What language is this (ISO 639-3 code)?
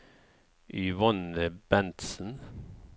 nor